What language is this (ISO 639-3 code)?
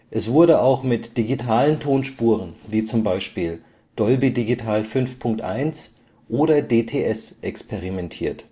deu